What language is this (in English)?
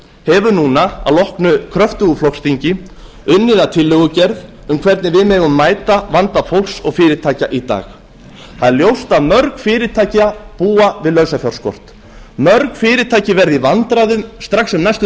Icelandic